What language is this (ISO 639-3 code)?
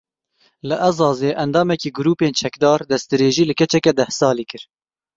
kur